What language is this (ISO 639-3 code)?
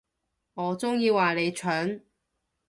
yue